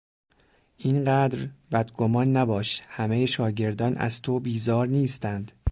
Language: Persian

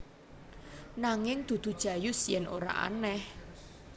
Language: Javanese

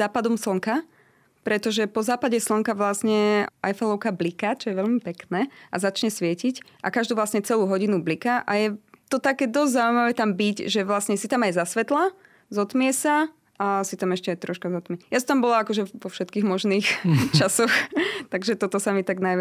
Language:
Slovak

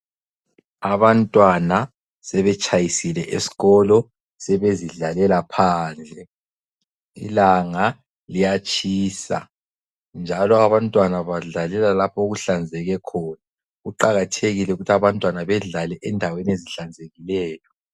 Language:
North Ndebele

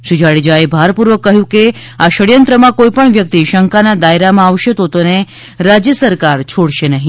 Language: Gujarati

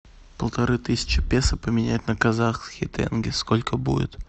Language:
Russian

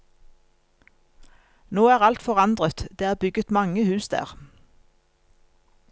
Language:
Norwegian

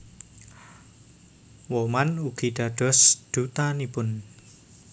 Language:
Javanese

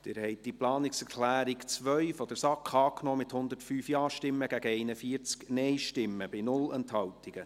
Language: Swiss German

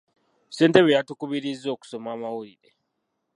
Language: Ganda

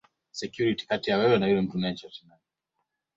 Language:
Swahili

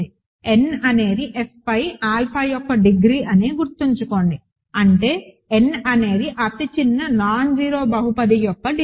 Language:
Telugu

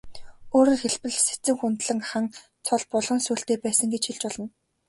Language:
Mongolian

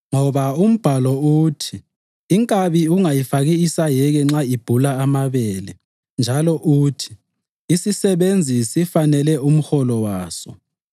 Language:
North Ndebele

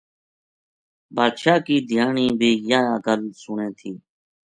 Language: Gujari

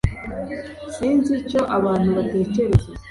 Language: Kinyarwanda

